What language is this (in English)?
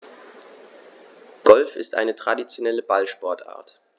German